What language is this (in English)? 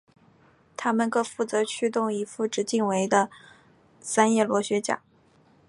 Chinese